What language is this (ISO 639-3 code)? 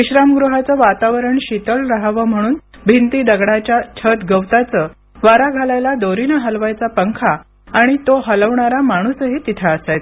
mar